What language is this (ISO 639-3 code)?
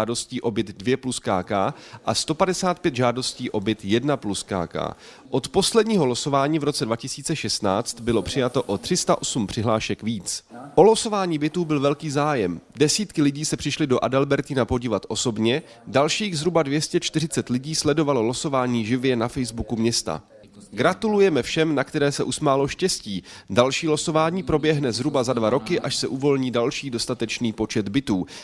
ces